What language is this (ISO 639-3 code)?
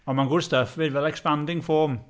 cym